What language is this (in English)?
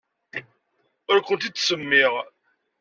Kabyle